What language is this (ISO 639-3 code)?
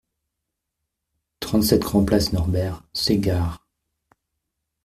fra